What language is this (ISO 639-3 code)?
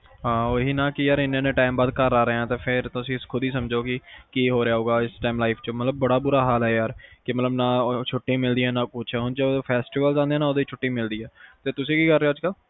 pan